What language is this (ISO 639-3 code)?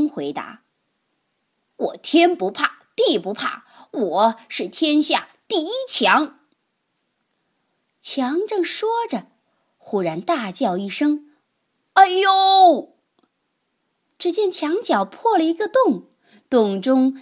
zho